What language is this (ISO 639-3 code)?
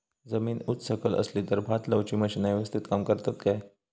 mar